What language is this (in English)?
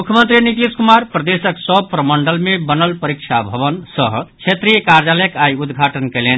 Maithili